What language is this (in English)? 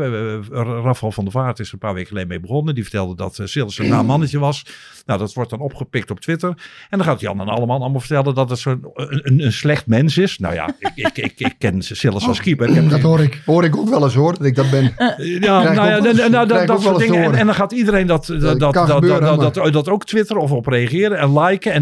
Dutch